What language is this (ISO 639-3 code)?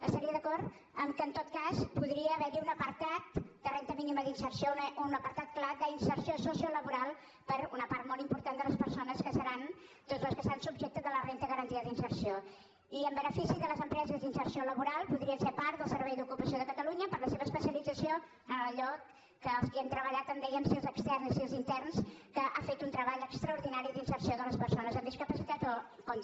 cat